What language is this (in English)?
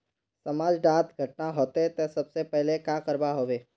Magahi